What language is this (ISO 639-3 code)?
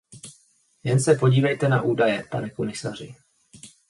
ces